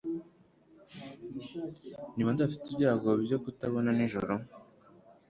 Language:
Kinyarwanda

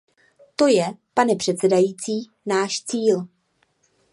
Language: Czech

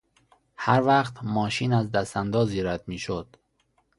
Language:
Persian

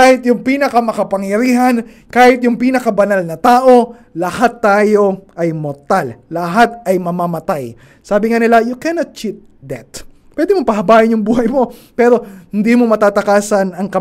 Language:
Filipino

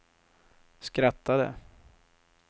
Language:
Swedish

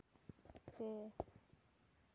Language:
Santali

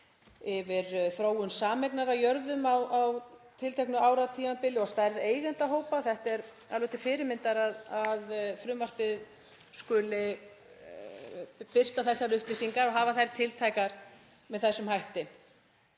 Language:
Icelandic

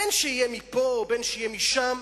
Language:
Hebrew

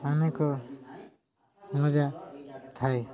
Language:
Odia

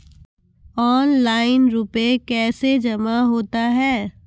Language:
Maithili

